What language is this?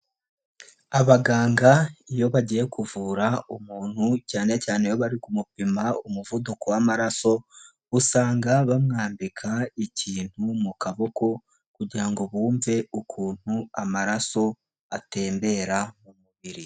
Kinyarwanda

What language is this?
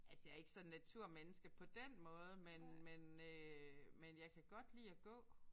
Danish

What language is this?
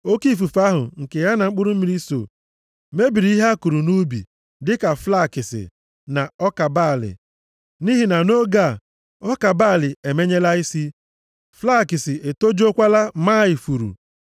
Igbo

